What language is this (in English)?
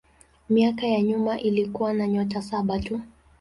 Swahili